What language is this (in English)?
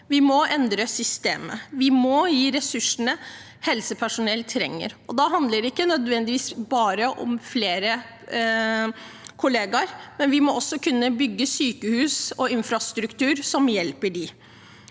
Norwegian